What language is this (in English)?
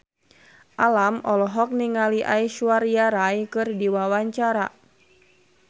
Sundanese